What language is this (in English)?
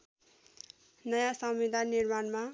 Nepali